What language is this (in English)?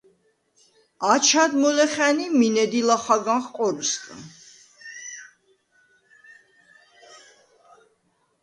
Svan